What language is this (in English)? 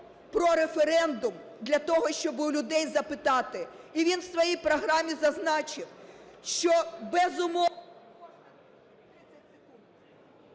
Ukrainian